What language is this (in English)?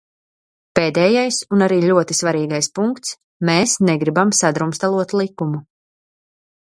Latvian